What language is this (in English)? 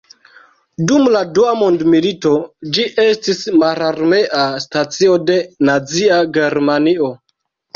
Esperanto